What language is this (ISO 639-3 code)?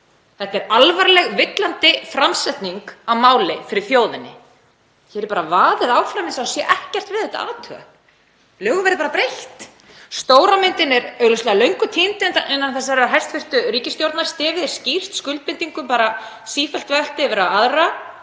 isl